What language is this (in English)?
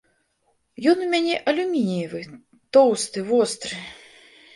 Belarusian